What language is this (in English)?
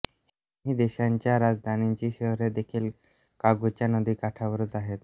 Marathi